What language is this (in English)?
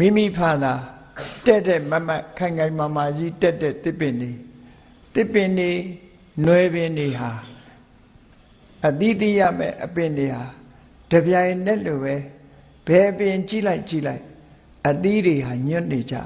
Vietnamese